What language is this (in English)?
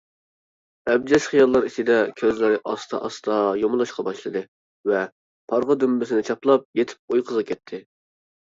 Uyghur